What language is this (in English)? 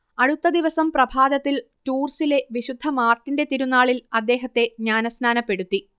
Malayalam